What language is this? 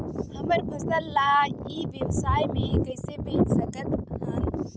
Chhattisgarhi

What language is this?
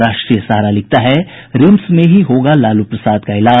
Hindi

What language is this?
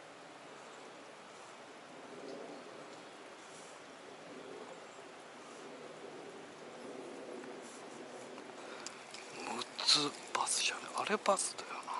Japanese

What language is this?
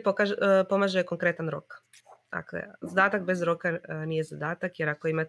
Croatian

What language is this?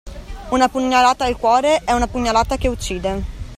Italian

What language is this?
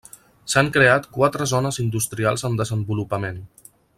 Catalan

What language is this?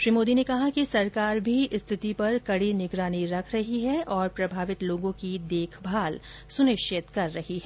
Hindi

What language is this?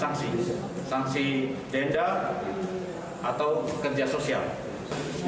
Indonesian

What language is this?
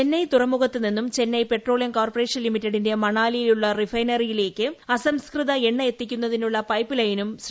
Malayalam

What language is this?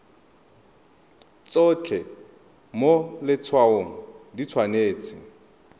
Tswana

